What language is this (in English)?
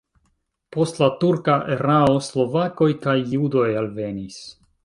Esperanto